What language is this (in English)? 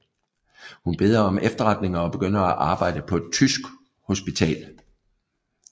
Danish